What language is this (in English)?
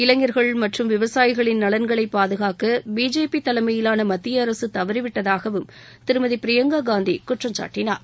Tamil